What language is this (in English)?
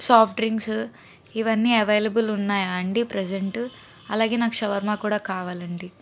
Telugu